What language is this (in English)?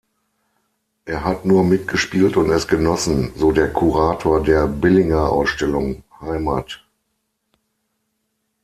German